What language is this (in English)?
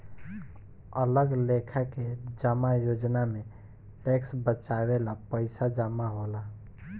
Bhojpuri